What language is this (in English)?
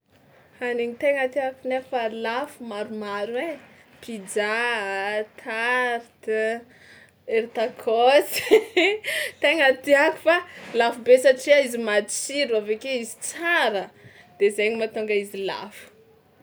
Tsimihety Malagasy